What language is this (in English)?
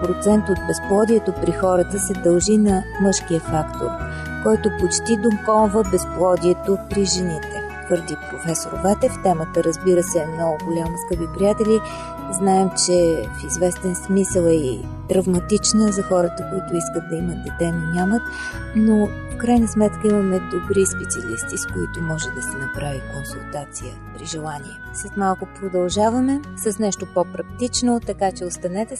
Bulgarian